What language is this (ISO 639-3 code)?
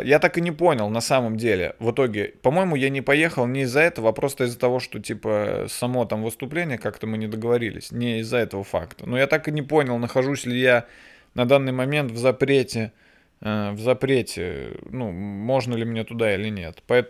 rus